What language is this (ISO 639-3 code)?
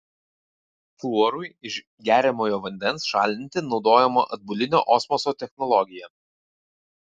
lit